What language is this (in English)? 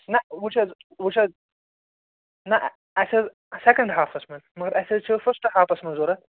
Kashmiri